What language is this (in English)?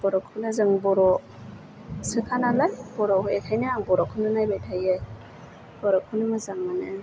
Bodo